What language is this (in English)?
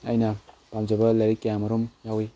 Manipuri